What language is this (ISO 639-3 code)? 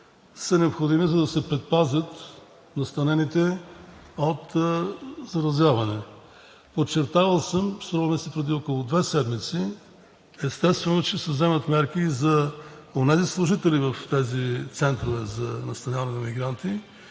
bul